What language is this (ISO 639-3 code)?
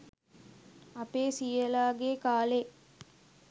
sin